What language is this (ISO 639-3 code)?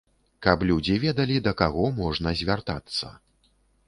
bel